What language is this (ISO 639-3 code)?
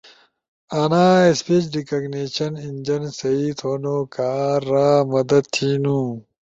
ush